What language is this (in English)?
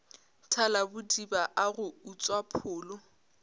Northern Sotho